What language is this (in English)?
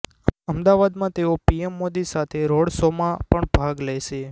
Gujarati